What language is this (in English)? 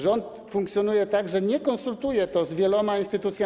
Polish